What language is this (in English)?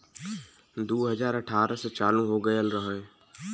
Bhojpuri